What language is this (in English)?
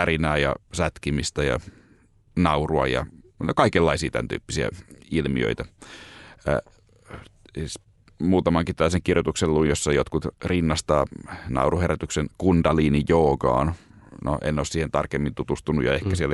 Finnish